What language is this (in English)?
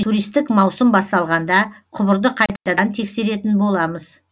Kazakh